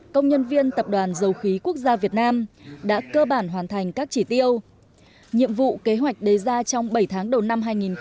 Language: Vietnamese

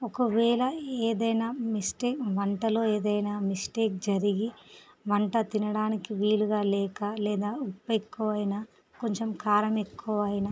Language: Telugu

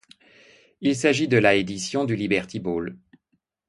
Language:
French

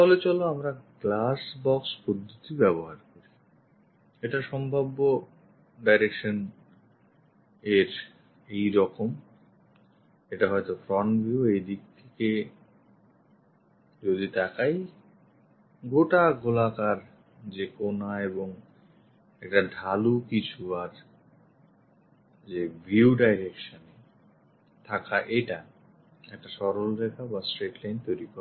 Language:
Bangla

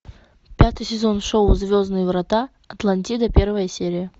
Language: Russian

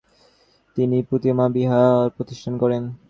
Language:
Bangla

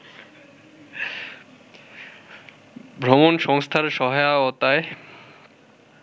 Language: Bangla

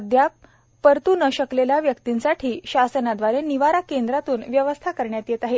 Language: Marathi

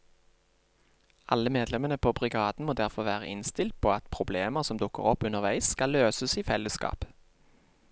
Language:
Norwegian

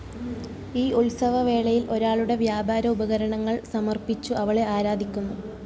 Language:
Malayalam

